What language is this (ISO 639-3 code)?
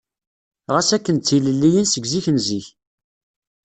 kab